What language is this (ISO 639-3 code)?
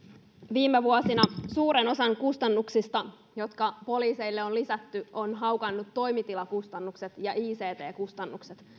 fin